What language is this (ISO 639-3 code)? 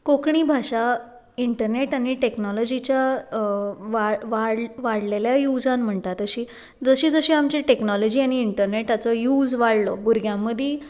kok